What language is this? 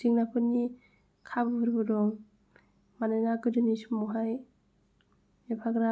Bodo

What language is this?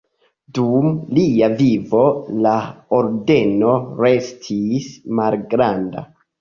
Esperanto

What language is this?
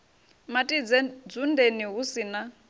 Venda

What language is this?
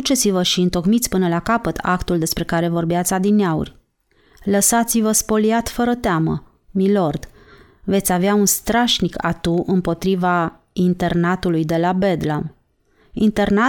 Romanian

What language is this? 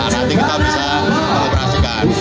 Indonesian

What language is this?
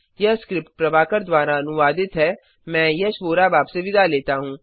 Hindi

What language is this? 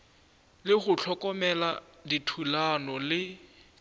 Northern Sotho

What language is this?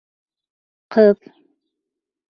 Bashkir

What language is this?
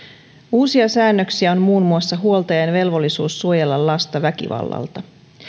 Finnish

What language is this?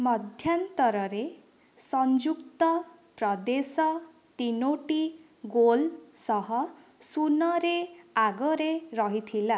Odia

